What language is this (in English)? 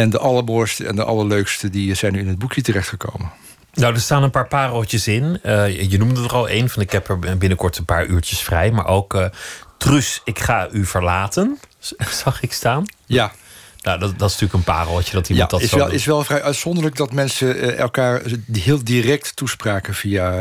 Dutch